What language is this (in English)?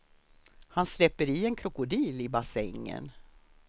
Swedish